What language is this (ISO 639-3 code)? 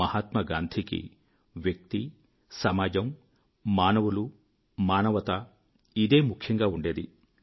tel